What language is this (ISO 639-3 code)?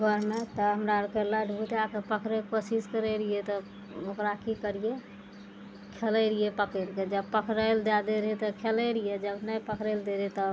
mai